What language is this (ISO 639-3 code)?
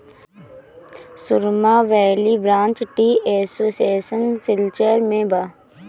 bho